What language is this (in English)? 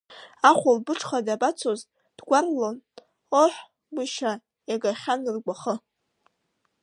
Abkhazian